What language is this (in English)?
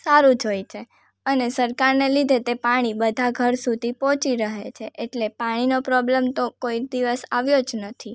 Gujarati